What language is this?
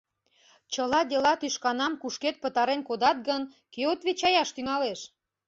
Mari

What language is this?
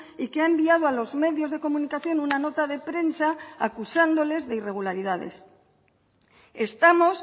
Spanish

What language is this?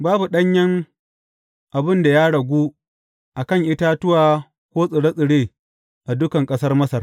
Hausa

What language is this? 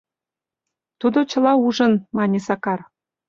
Mari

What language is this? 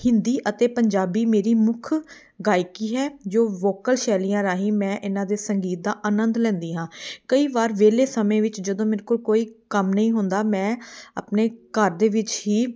Punjabi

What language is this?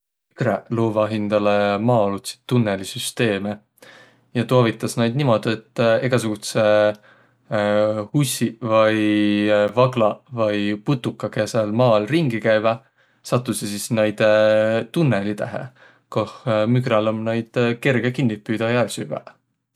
Võro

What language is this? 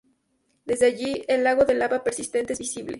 Spanish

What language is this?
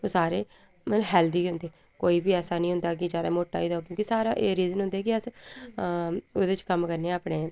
Dogri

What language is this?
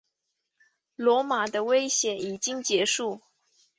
Chinese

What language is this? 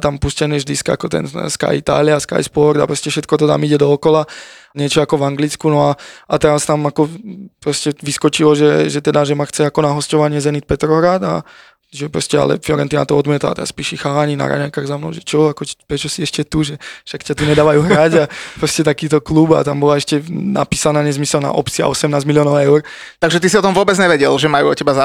Slovak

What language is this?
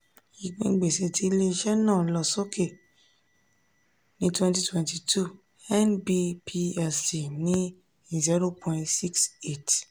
Yoruba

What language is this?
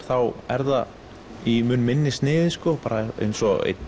Icelandic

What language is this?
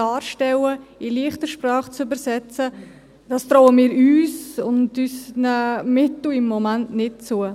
Swiss German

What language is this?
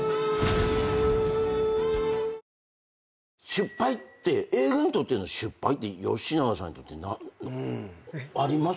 Japanese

